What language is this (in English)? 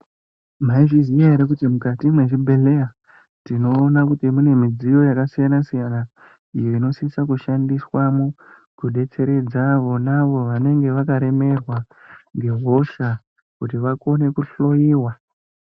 Ndau